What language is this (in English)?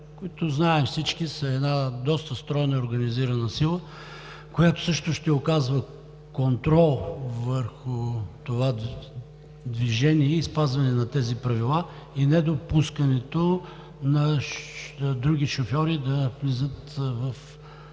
Bulgarian